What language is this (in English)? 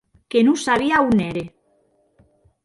Occitan